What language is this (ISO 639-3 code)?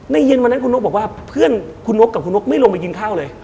tha